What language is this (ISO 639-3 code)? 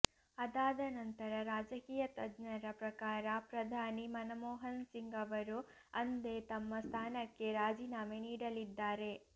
kan